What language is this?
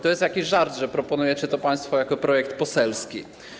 Polish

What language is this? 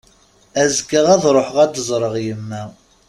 Kabyle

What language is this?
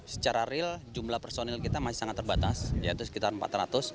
Indonesian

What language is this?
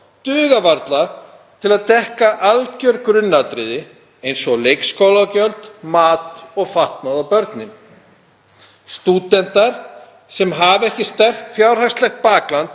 Icelandic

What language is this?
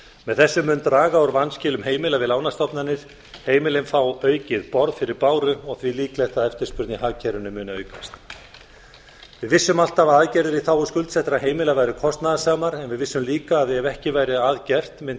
Icelandic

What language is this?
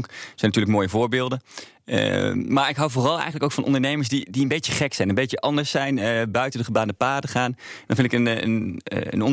Dutch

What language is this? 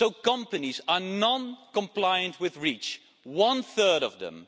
English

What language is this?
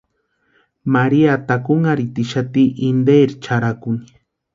Western Highland Purepecha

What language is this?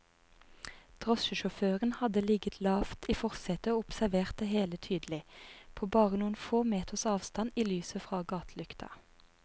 Norwegian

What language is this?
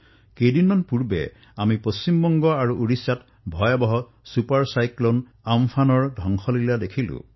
Assamese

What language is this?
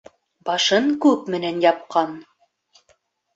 Bashkir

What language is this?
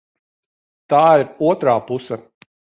Latvian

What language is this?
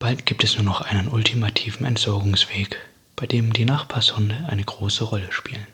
German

